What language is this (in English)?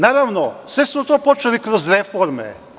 Serbian